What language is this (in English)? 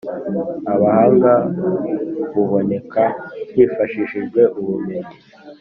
Kinyarwanda